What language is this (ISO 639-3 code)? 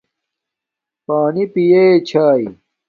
dmk